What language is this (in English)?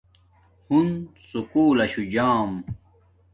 Domaaki